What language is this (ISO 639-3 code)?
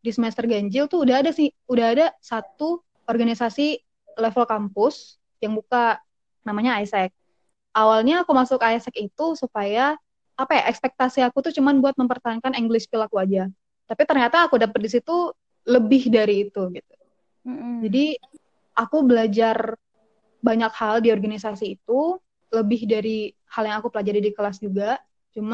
ind